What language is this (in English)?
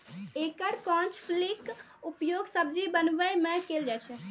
Maithili